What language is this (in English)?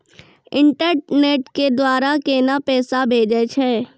Maithili